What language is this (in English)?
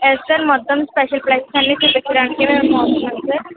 Telugu